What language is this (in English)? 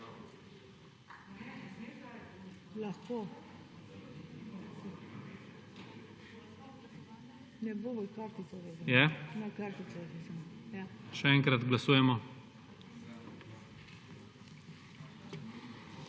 Slovenian